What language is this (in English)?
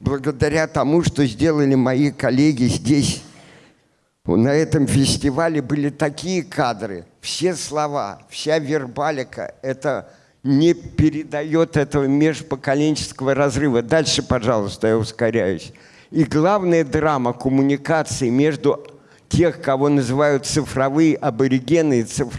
Russian